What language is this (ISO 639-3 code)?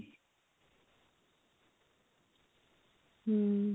ori